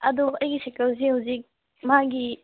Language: Manipuri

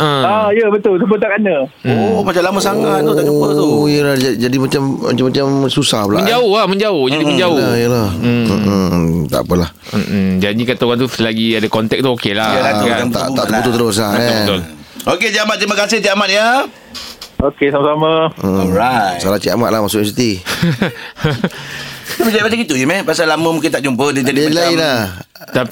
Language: Malay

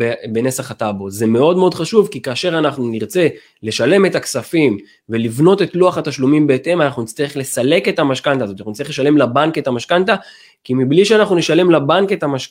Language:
Hebrew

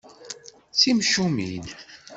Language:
Kabyle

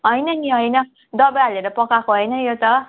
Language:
Nepali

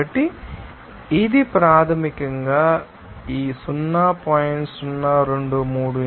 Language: Telugu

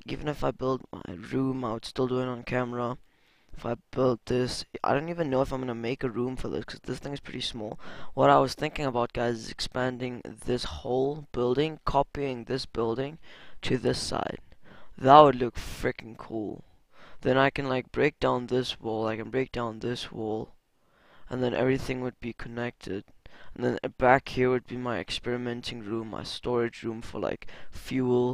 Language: English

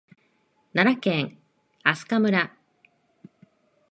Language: Japanese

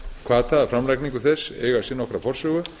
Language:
Icelandic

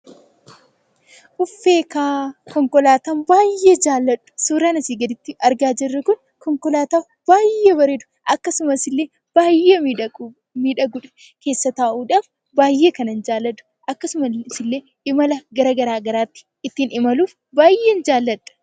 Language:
Oromo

